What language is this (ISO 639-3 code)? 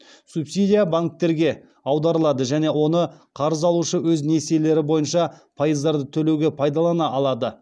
kaz